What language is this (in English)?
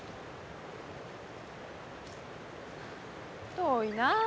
Japanese